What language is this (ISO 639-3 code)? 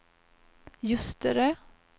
swe